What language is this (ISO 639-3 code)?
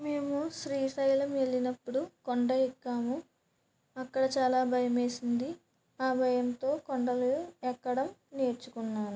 tel